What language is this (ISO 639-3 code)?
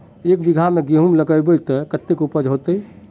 mag